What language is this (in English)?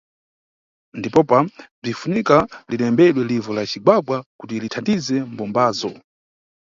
Nyungwe